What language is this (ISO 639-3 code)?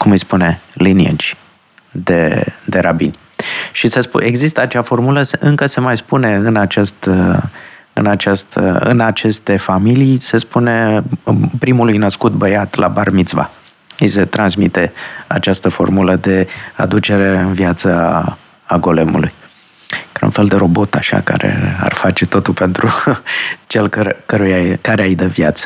ron